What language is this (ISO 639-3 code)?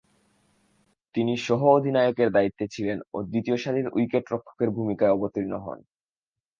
ben